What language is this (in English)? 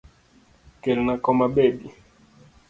Luo (Kenya and Tanzania)